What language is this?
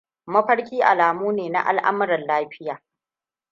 Hausa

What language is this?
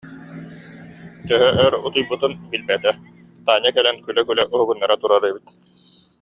Yakut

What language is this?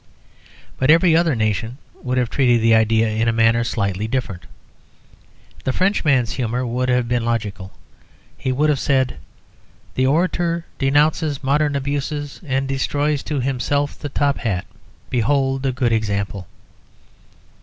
English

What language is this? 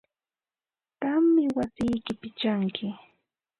Ambo-Pasco Quechua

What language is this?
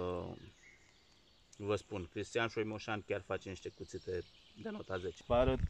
Romanian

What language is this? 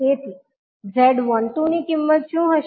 Gujarati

